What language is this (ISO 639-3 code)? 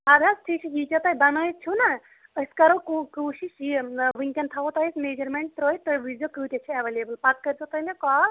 kas